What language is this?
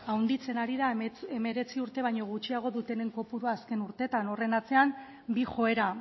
Basque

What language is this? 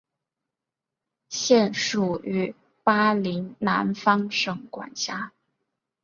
Chinese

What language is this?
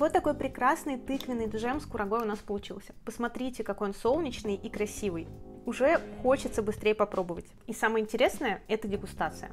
Russian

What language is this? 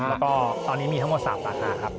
Thai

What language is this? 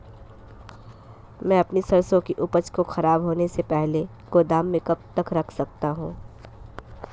Hindi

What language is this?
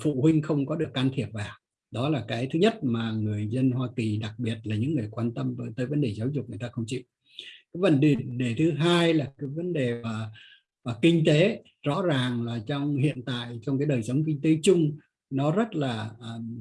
Vietnamese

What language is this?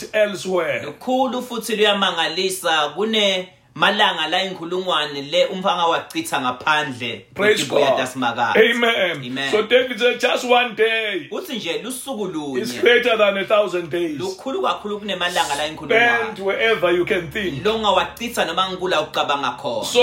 English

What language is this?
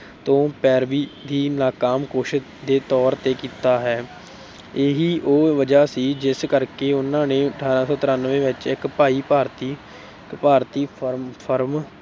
Punjabi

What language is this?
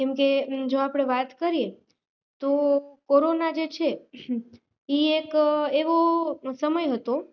Gujarati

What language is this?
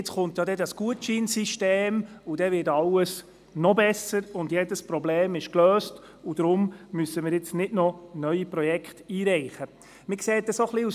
Swiss German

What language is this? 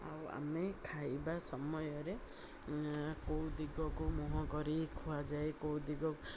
Odia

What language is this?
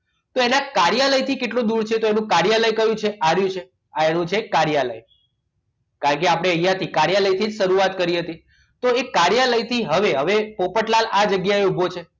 Gujarati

